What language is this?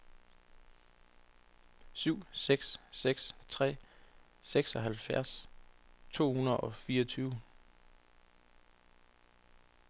Danish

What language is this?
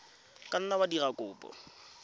Tswana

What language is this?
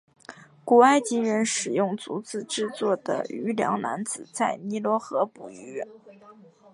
Chinese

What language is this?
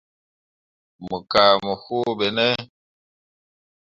Mundang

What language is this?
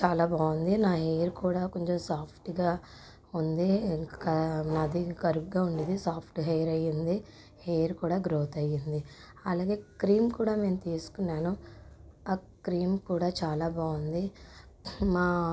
Telugu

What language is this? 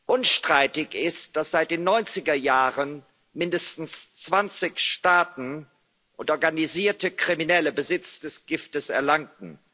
German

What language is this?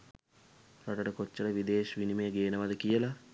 Sinhala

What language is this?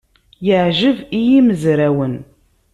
Kabyle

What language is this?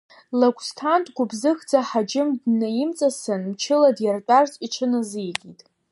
Abkhazian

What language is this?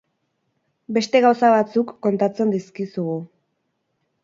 Basque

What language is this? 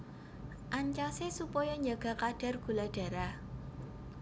Javanese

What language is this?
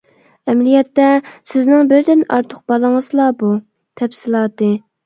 Uyghur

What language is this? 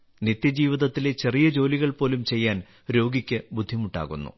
Malayalam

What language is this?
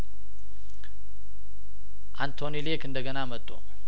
Amharic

